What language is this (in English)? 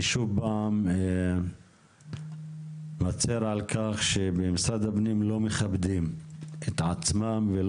Hebrew